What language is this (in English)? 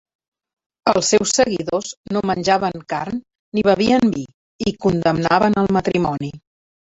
Catalan